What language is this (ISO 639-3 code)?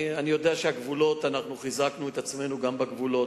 heb